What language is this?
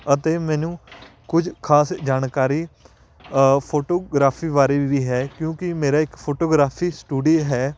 Punjabi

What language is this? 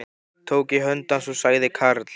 Icelandic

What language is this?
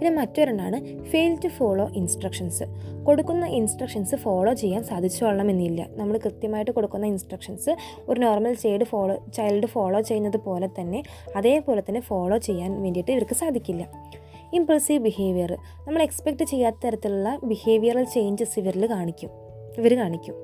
Malayalam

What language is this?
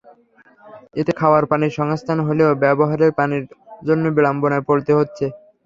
Bangla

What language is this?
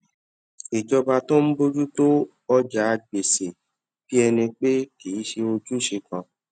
Yoruba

